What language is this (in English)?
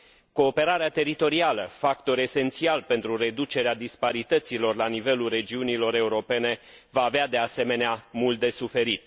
Romanian